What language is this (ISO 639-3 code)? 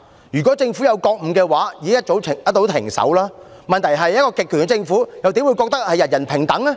yue